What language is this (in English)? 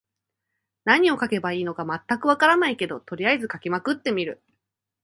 Japanese